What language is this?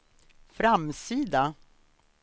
Swedish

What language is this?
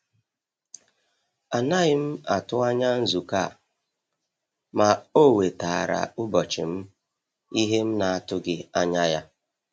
Igbo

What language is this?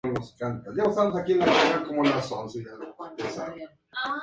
Spanish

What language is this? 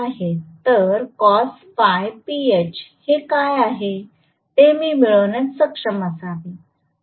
Marathi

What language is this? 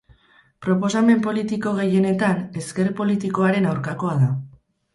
Basque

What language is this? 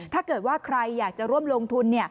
Thai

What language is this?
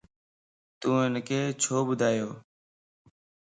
Lasi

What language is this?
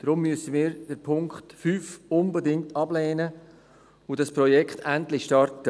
Swiss German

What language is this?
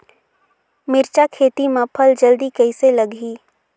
Chhattisgarhi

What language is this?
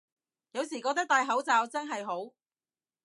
Cantonese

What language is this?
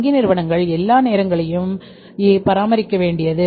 Tamil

